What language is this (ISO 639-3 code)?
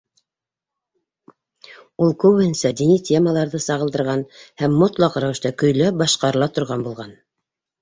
bak